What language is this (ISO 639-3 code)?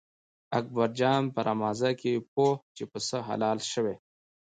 pus